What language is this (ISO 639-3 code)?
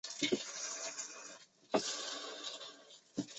zho